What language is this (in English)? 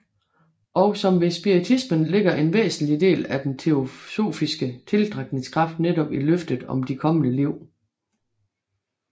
Danish